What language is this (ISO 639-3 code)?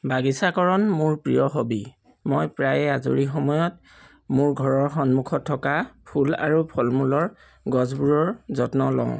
asm